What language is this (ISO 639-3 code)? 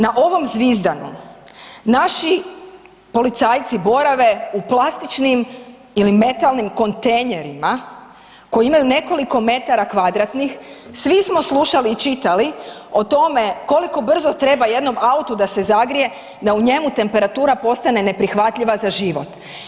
hrv